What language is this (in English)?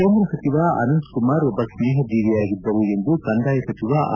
Kannada